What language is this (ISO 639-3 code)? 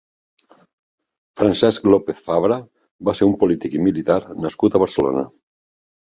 cat